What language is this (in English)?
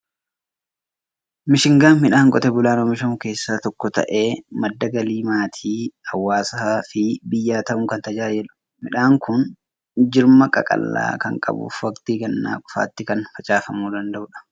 Oromo